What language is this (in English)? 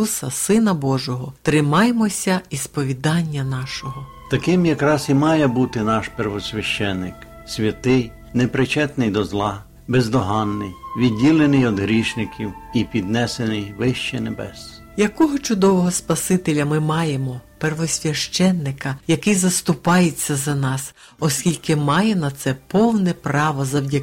Ukrainian